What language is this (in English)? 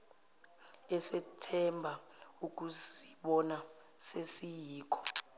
Zulu